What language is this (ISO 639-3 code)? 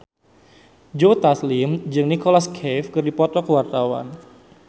sun